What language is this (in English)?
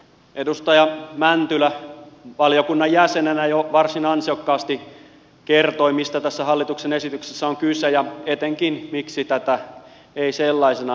Finnish